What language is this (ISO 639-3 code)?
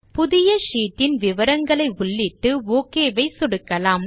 tam